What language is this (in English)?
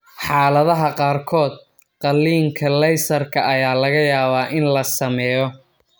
Somali